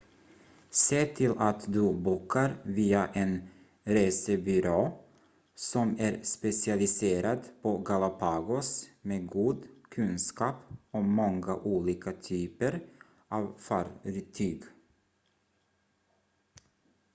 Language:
Swedish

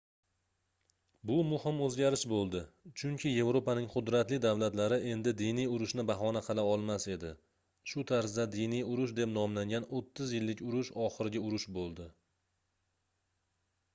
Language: Uzbek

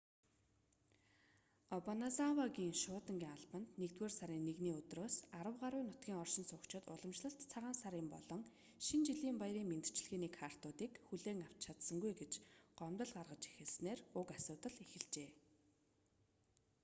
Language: Mongolian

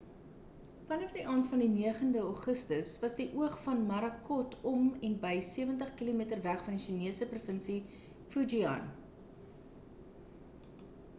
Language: Afrikaans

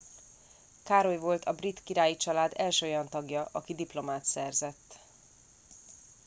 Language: Hungarian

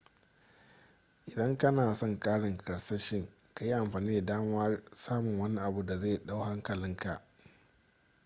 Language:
Hausa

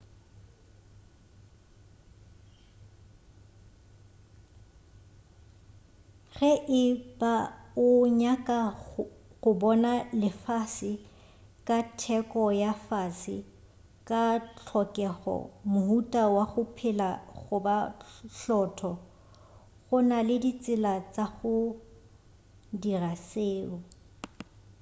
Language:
Northern Sotho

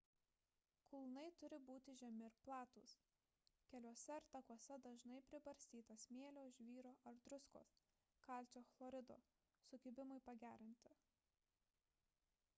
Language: Lithuanian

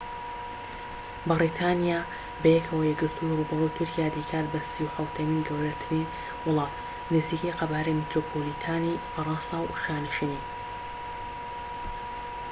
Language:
Central Kurdish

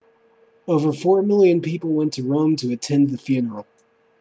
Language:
English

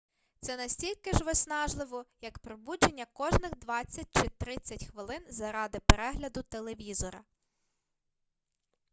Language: Ukrainian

